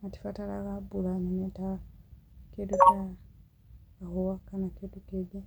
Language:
Kikuyu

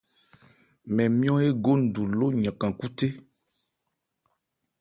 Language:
Ebrié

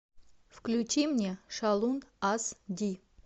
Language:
Russian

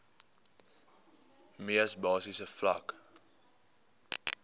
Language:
Afrikaans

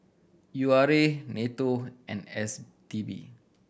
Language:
English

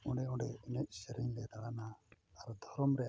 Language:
Santali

